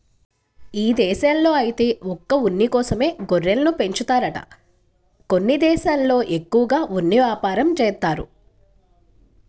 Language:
Telugu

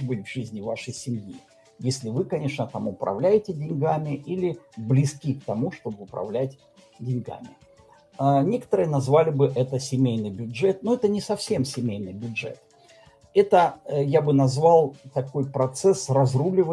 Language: Russian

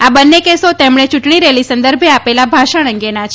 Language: Gujarati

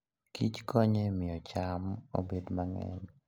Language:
Luo (Kenya and Tanzania)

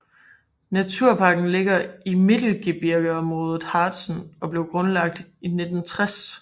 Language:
Danish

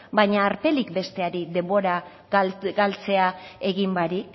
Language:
Basque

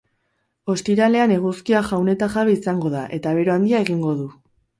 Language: Basque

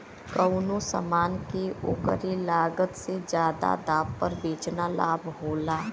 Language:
Bhojpuri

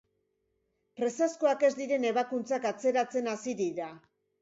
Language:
Basque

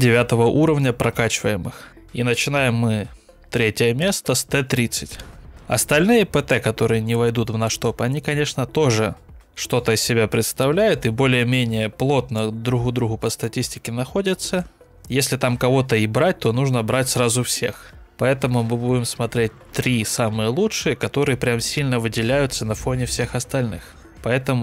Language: Russian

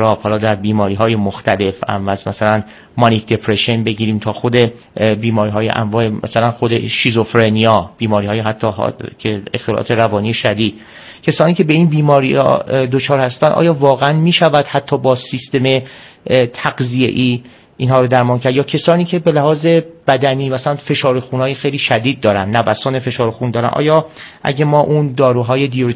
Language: Persian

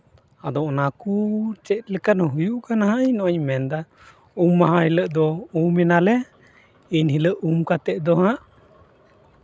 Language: Santali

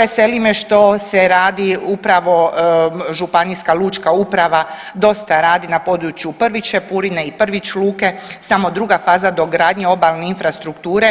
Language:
Croatian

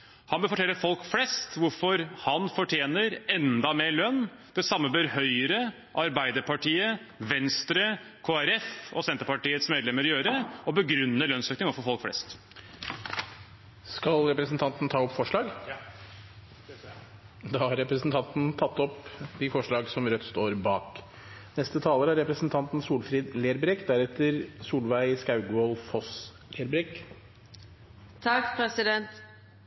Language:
Norwegian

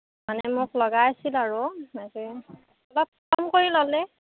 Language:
Assamese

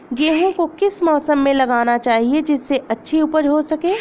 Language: Hindi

